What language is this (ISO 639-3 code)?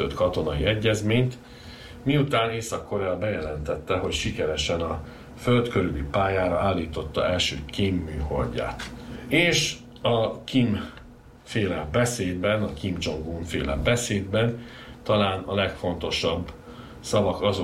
hun